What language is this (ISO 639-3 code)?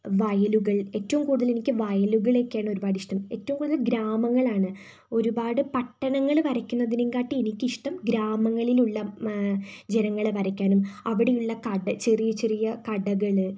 mal